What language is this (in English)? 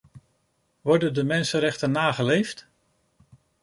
Dutch